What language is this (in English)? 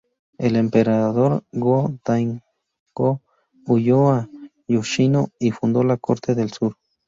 Spanish